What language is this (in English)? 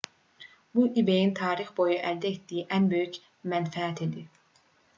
Azerbaijani